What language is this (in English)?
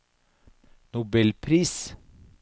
Norwegian